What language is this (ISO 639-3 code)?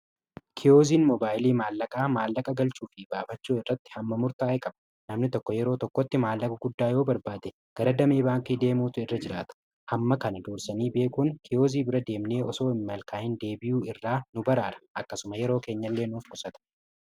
orm